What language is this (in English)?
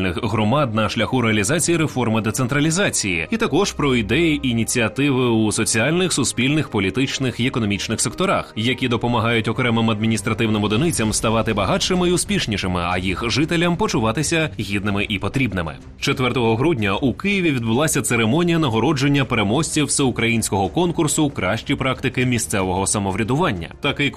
Ukrainian